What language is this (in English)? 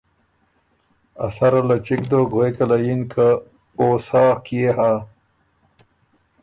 Ormuri